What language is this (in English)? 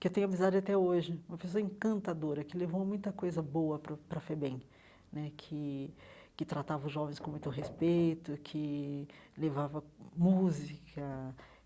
Portuguese